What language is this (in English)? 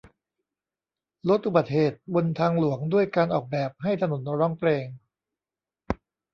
Thai